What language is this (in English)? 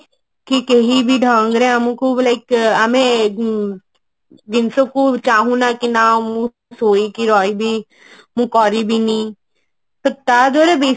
Odia